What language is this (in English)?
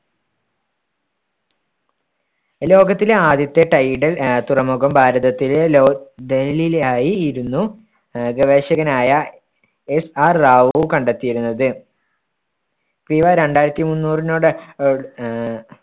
Malayalam